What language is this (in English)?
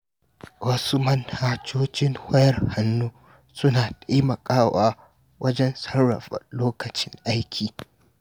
Hausa